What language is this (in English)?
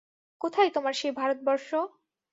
Bangla